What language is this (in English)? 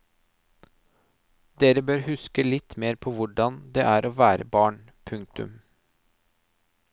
Norwegian